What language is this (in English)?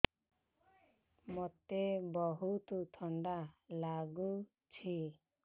Odia